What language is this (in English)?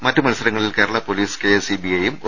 Malayalam